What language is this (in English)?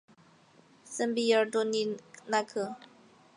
Chinese